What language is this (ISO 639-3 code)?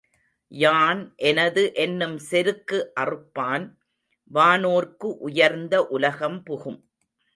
tam